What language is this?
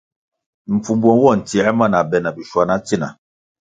Kwasio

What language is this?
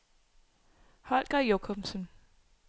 Danish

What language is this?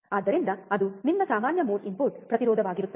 Kannada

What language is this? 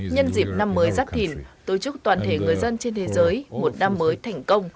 Vietnamese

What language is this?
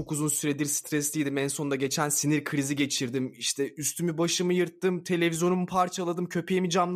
Turkish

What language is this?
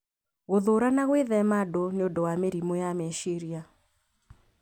Kikuyu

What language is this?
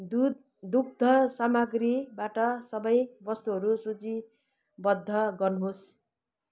Nepali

